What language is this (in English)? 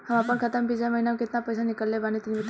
Bhojpuri